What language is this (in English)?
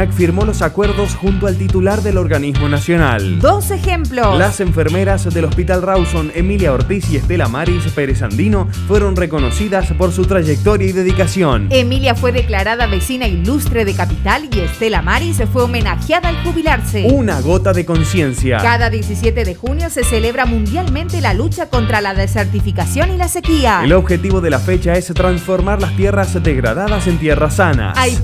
Spanish